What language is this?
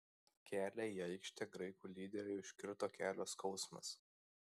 Lithuanian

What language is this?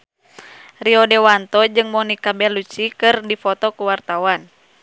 Sundanese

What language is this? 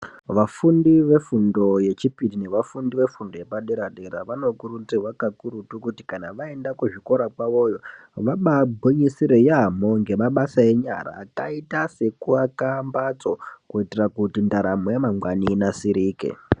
Ndau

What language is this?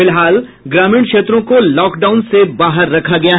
Hindi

